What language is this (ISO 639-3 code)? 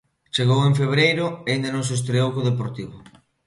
glg